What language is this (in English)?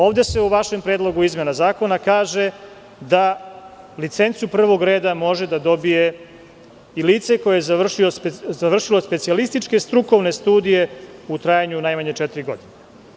Serbian